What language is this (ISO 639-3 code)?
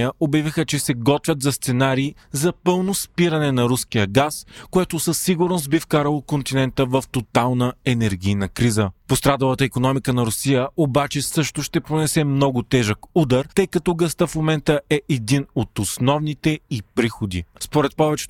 bul